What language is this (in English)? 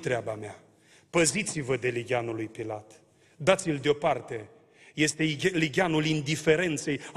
Romanian